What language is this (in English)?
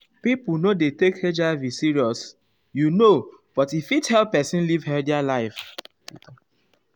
Nigerian Pidgin